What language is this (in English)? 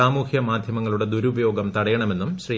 Malayalam